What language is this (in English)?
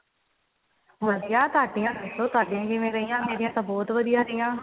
Punjabi